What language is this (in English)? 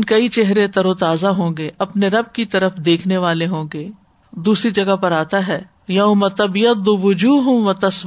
Urdu